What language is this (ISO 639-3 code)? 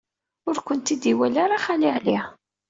kab